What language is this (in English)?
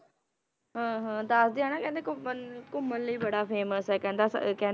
Punjabi